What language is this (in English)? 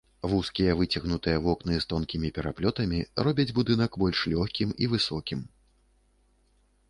Belarusian